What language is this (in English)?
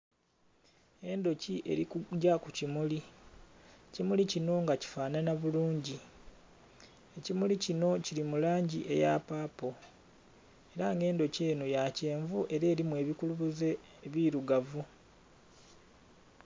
Soga